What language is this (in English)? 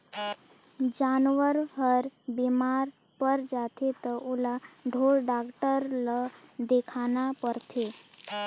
Chhattisgarhi